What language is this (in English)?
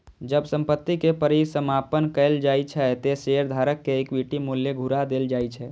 Maithili